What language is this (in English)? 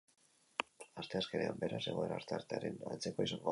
Basque